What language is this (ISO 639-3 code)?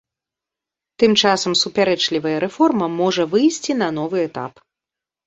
bel